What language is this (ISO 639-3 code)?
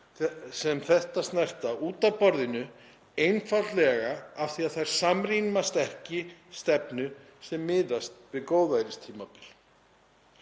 isl